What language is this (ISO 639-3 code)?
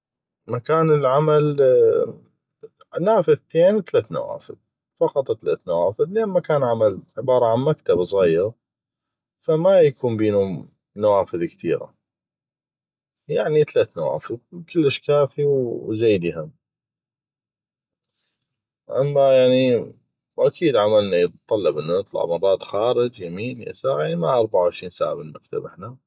ayp